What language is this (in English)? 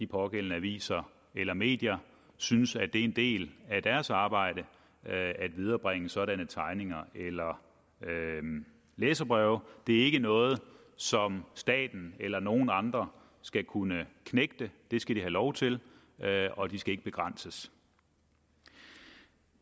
Danish